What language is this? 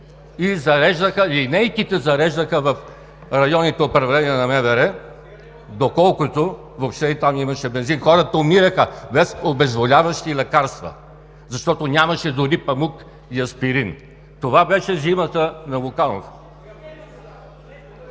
Bulgarian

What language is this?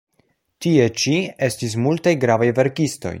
Esperanto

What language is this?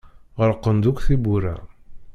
Kabyle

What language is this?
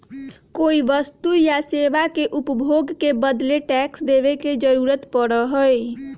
Magahi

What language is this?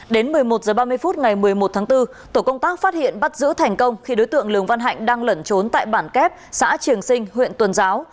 Vietnamese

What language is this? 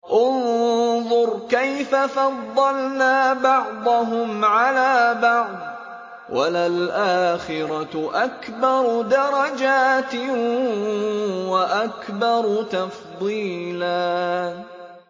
Arabic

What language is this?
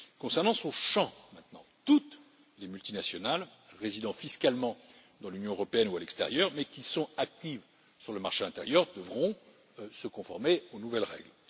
French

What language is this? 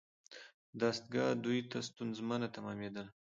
Pashto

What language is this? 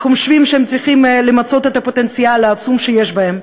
Hebrew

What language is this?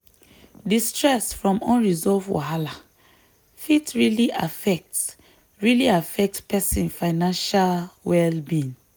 Nigerian Pidgin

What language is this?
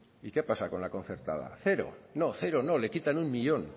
Spanish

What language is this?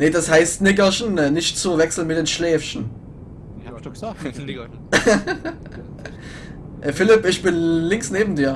German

